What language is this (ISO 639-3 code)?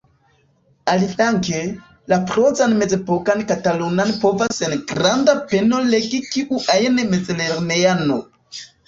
epo